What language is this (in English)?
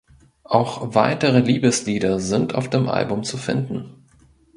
German